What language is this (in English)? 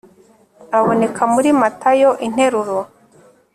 Kinyarwanda